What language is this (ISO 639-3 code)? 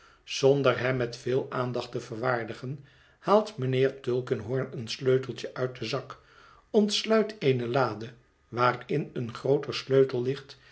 nld